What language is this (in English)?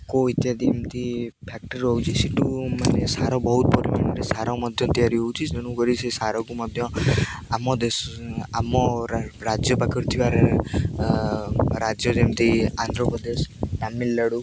Odia